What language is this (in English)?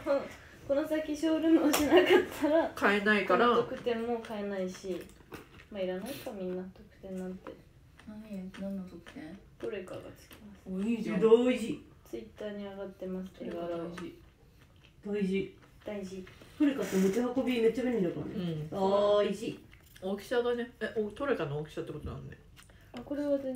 Japanese